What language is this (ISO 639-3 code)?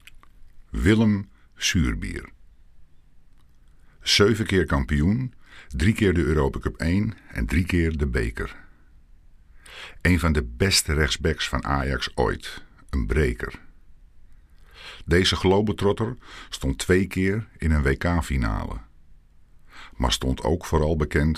nld